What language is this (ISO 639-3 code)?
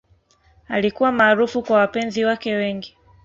swa